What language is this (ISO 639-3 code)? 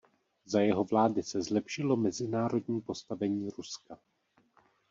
ces